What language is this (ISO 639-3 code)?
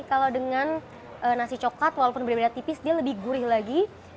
ind